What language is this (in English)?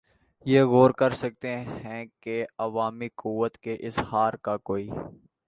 Urdu